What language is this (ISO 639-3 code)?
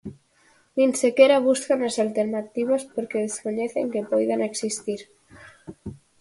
glg